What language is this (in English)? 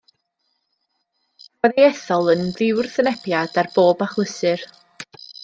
Welsh